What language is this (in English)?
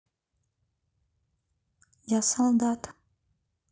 Russian